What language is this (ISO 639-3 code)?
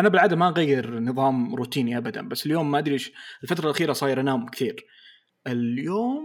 ara